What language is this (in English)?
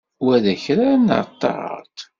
Kabyle